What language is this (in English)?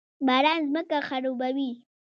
Pashto